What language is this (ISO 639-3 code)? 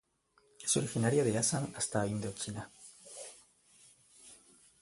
spa